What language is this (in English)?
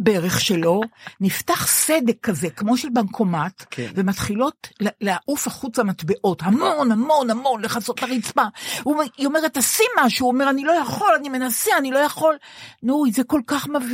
Hebrew